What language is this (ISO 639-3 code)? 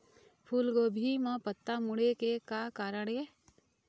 hne